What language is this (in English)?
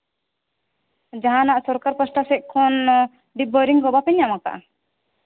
Santali